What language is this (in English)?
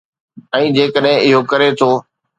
Sindhi